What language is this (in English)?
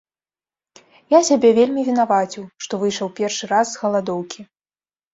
Belarusian